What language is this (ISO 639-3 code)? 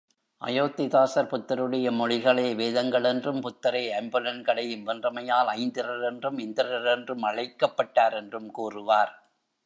tam